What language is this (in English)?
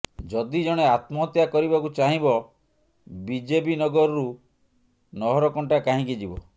Odia